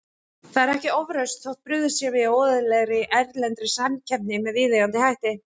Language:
Icelandic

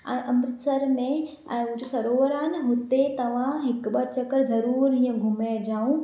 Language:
Sindhi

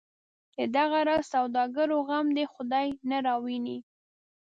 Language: Pashto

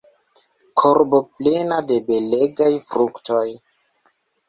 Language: Esperanto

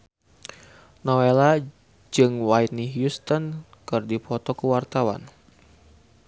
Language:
Sundanese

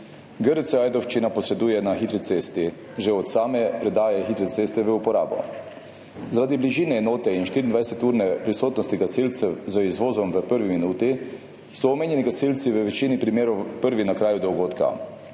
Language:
Slovenian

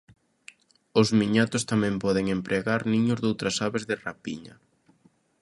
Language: Galician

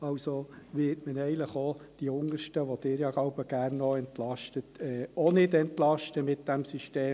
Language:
Swiss German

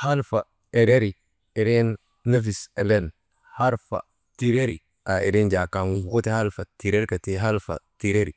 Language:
Maba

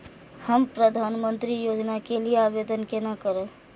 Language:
Maithili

